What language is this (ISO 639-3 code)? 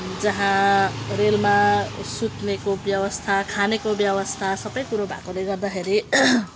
nep